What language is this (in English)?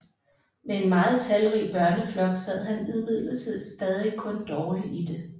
Danish